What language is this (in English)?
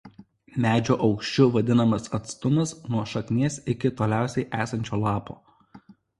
Lithuanian